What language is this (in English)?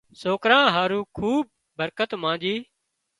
Wadiyara Koli